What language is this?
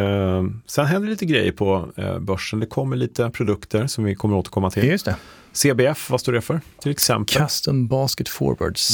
Swedish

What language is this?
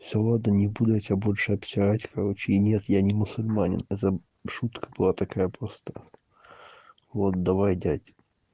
Russian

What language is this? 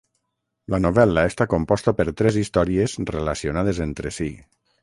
Catalan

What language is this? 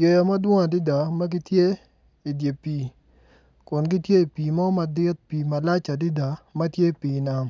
Acoli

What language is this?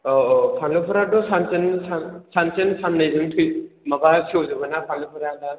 Bodo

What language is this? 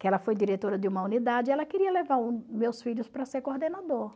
Portuguese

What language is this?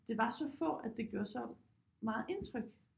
Danish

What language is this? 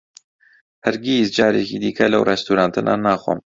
Central Kurdish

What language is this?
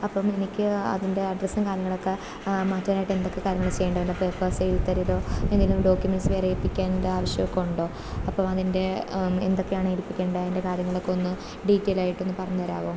Malayalam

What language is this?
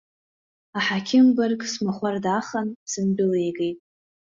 Abkhazian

